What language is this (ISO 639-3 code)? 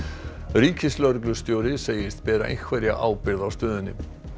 isl